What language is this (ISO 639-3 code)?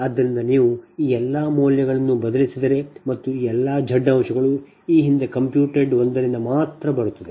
kan